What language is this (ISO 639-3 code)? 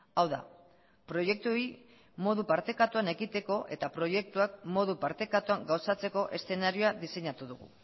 eus